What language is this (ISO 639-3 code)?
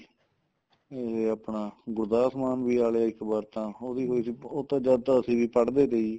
pan